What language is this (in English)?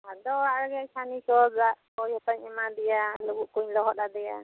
Santali